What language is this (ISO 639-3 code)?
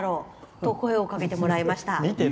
jpn